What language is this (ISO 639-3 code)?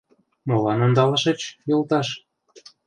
chm